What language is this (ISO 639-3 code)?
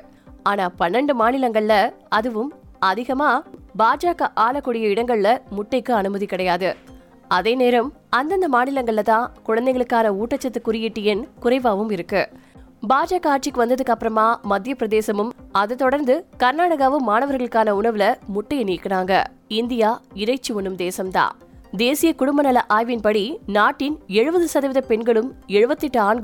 tam